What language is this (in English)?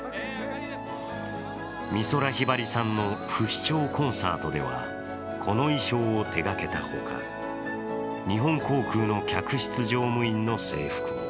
Japanese